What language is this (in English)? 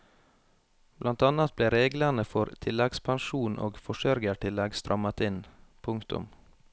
Norwegian